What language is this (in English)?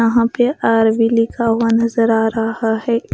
Hindi